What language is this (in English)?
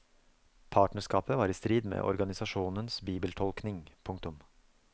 Norwegian